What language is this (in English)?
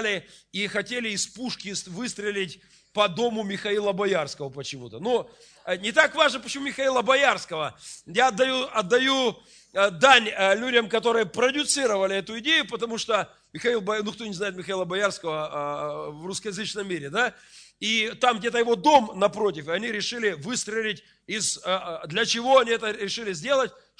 Russian